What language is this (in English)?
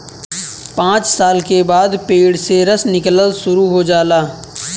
Bhojpuri